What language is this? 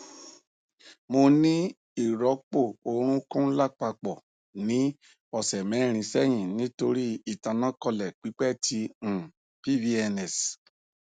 Yoruba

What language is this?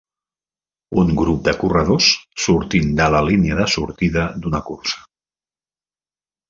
Catalan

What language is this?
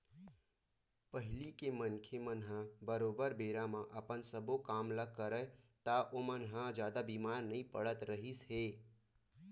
Chhattisgarhi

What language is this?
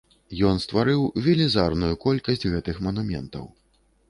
Belarusian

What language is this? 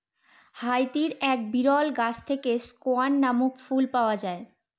Bangla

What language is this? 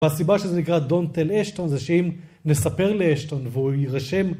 Hebrew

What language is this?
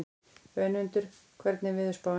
Icelandic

